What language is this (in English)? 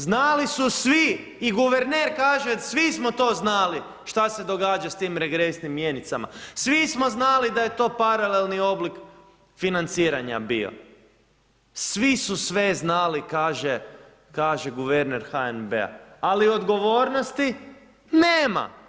Croatian